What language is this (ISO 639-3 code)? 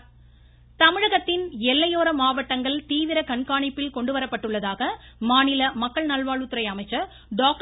tam